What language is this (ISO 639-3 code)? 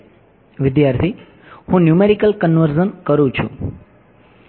guj